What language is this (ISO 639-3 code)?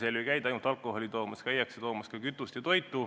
est